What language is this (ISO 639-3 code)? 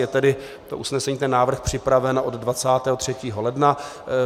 ces